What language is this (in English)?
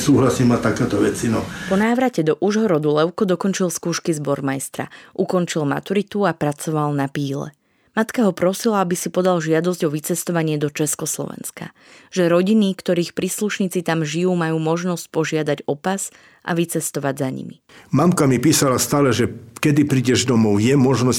Slovak